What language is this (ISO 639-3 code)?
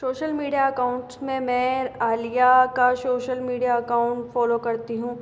hin